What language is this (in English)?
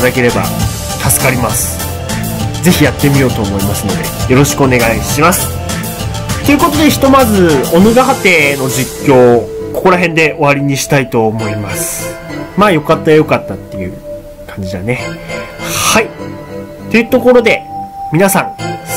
Japanese